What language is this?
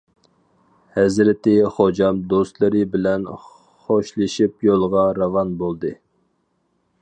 Uyghur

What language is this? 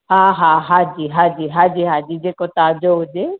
Sindhi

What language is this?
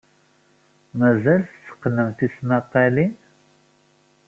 Kabyle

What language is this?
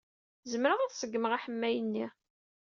Kabyle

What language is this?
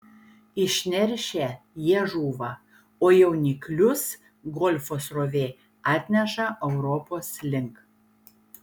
Lithuanian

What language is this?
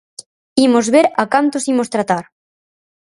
Galician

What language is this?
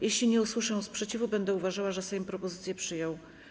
Polish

